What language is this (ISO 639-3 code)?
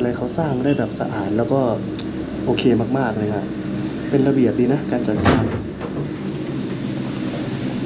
tha